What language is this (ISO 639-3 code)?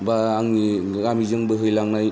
brx